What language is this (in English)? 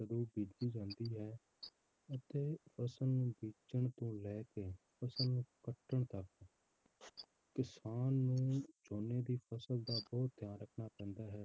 Punjabi